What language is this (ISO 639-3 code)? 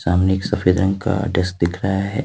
hin